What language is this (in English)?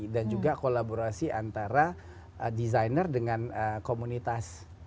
Indonesian